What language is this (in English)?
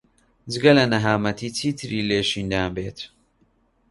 Central Kurdish